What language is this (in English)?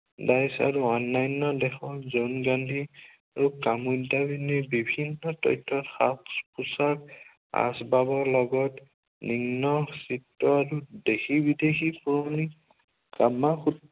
Assamese